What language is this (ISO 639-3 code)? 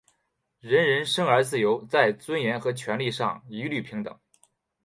zho